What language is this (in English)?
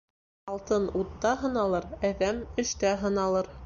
Bashkir